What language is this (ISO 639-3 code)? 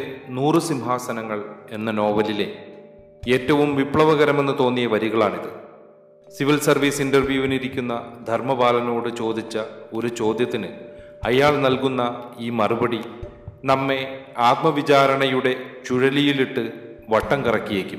mal